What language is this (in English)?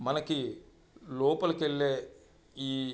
Telugu